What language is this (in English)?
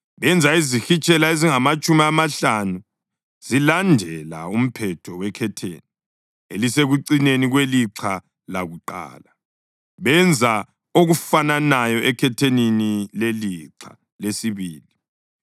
North Ndebele